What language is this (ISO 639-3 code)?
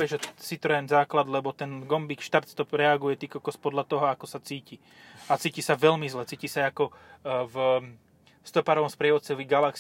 slk